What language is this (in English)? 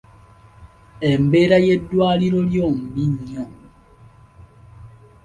Ganda